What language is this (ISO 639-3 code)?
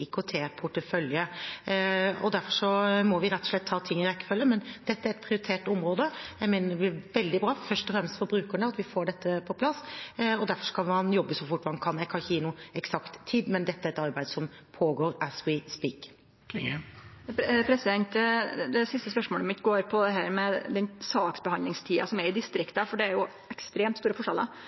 nor